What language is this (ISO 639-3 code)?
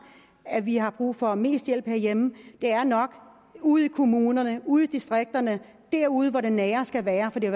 dan